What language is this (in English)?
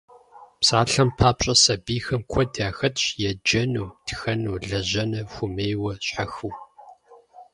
Kabardian